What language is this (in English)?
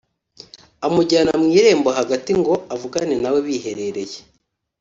Kinyarwanda